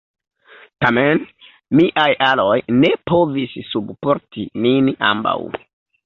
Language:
Esperanto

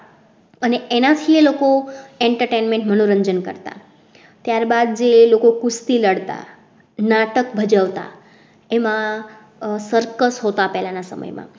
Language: Gujarati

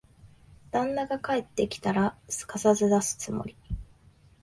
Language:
Japanese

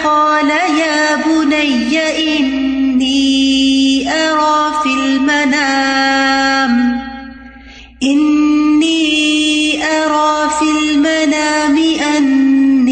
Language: Urdu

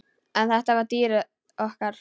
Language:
Icelandic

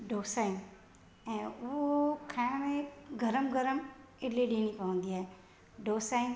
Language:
Sindhi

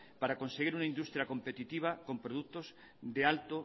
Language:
Spanish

